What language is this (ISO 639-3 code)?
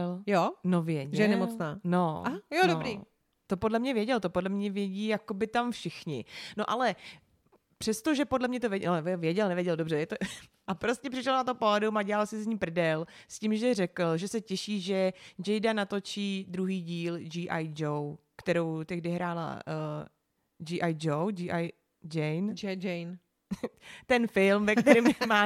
ces